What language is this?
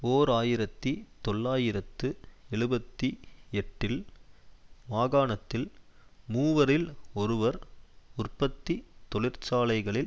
Tamil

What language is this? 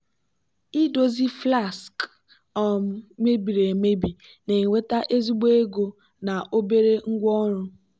Igbo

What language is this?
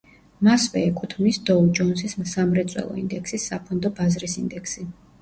Georgian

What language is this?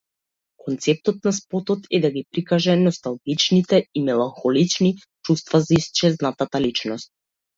Macedonian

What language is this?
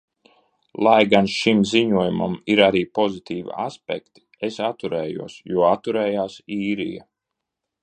Latvian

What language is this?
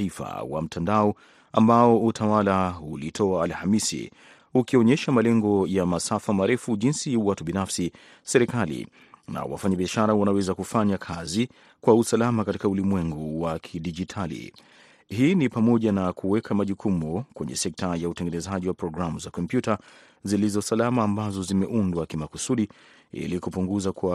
Swahili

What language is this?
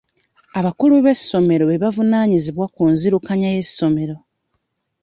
Ganda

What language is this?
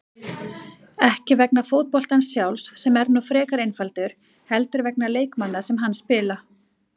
Icelandic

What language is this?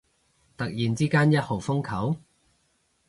Cantonese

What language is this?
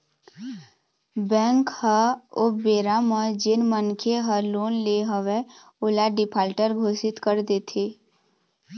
Chhattisgarhi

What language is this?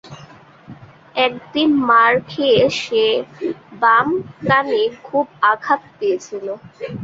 Bangla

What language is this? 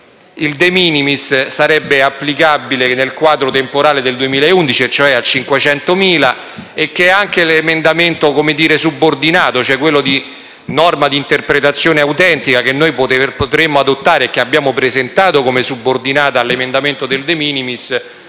Italian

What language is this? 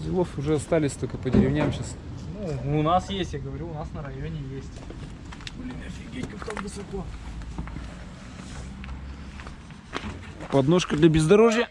Russian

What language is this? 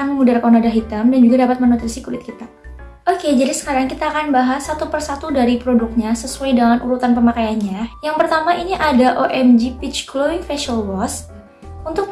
Indonesian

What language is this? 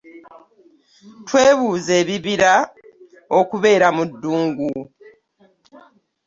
Ganda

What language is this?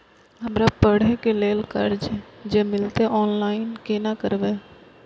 Maithili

